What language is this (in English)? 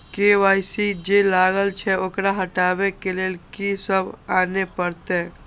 Maithili